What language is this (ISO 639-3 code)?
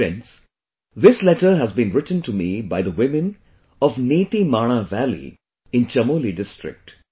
eng